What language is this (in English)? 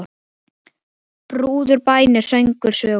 Icelandic